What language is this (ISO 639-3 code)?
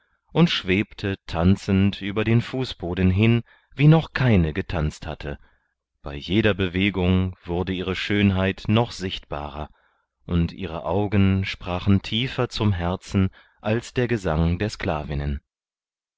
deu